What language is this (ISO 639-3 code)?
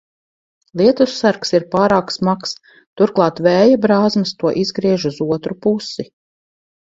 lav